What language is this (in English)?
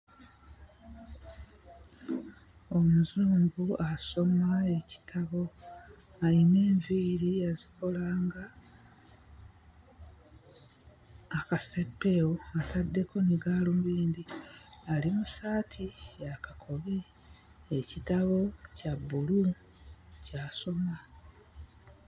Ganda